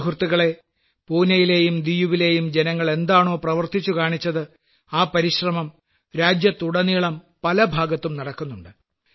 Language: Malayalam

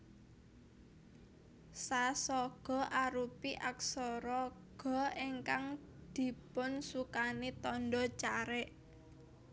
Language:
Javanese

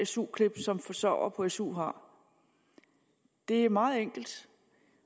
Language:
Danish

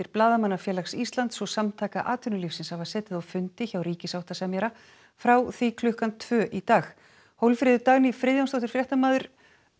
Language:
Icelandic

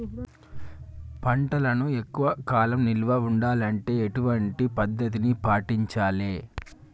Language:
Telugu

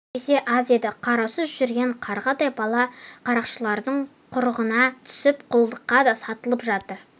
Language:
Kazakh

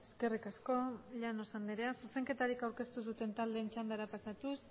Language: Basque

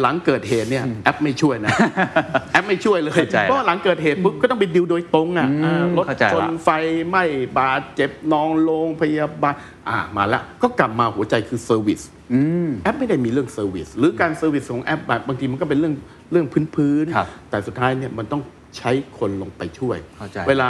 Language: Thai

